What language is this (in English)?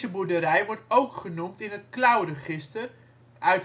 Dutch